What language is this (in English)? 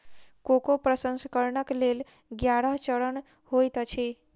Maithili